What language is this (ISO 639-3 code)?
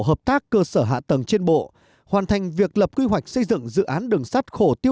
vie